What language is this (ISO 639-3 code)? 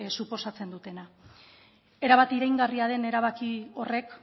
eus